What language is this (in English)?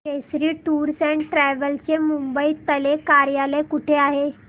Marathi